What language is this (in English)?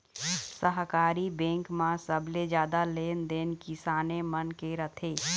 Chhattisgarhi